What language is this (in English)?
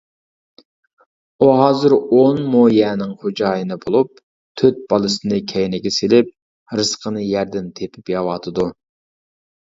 Uyghur